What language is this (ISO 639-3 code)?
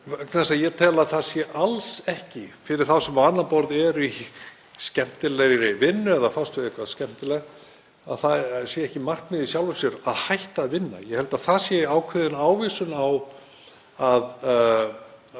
isl